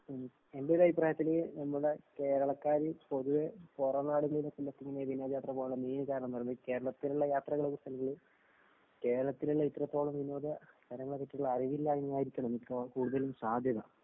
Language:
Malayalam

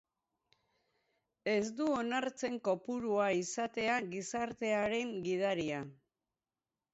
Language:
Basque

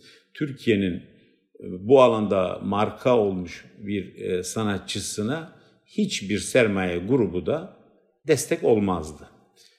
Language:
Turkish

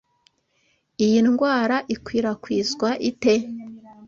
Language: Kinyarwanda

